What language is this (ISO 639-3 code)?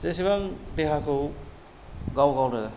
brx